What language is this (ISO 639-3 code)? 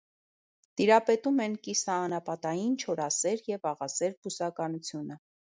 hye